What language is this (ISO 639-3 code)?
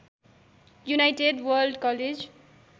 nep